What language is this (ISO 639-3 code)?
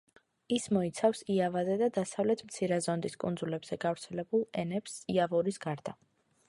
kat